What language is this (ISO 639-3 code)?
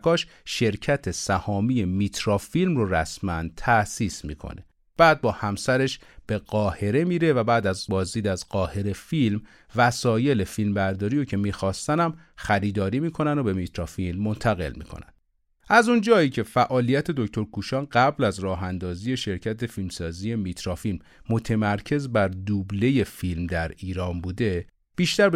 fas